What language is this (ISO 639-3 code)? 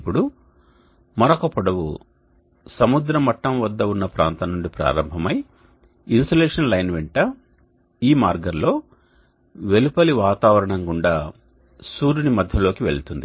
tel